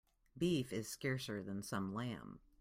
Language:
English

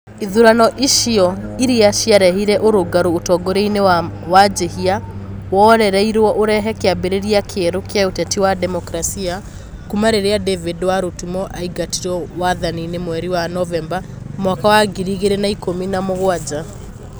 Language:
Kikuyu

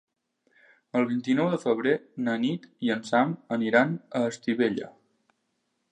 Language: Catalan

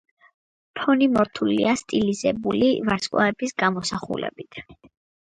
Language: Georgian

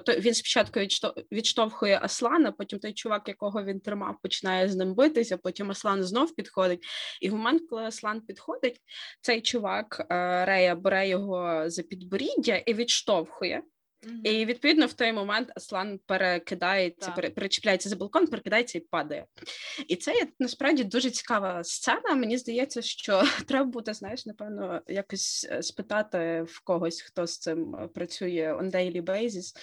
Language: Ukrainian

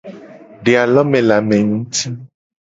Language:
Gen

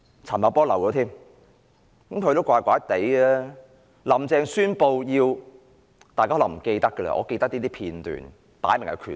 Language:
Cantonese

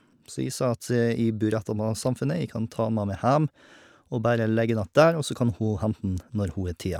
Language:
Norwegian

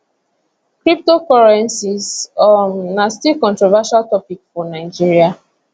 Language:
Nigerian Pidgin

